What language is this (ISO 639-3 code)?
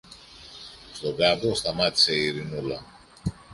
ell